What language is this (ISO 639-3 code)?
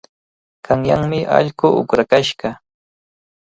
qvl